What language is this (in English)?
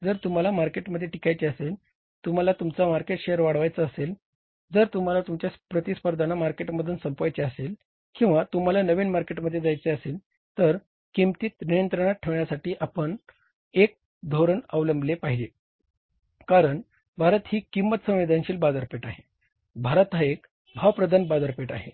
Marathi